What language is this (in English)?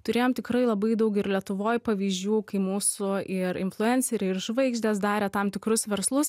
Lithuanian